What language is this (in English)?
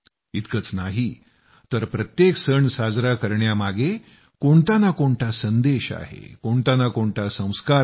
Marathi